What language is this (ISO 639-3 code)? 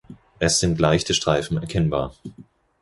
deu